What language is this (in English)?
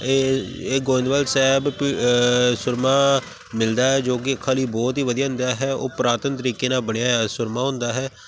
Punjabi